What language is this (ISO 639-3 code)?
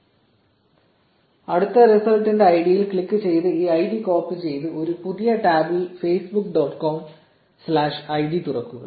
mal